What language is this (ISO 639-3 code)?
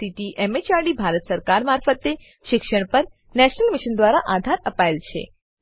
guj